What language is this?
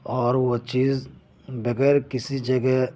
Urdu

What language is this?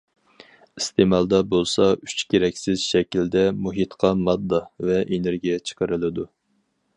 Uyghur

